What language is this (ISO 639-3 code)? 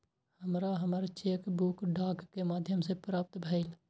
mai